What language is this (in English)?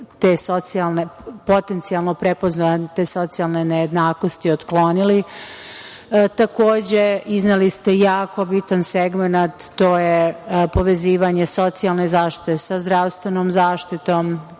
Serbian